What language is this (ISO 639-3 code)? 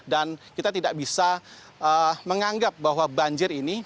ind